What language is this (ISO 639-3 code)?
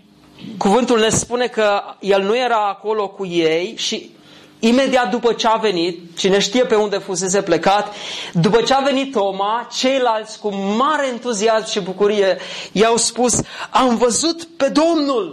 ron